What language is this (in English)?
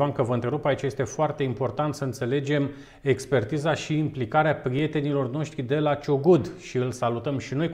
Romanian